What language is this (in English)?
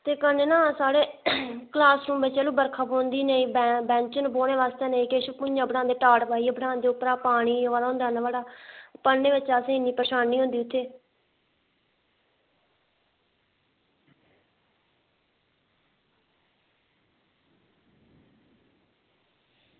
Dogri